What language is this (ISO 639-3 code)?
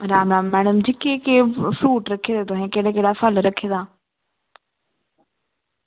doi